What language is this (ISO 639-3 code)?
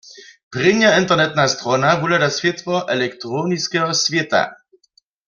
hsb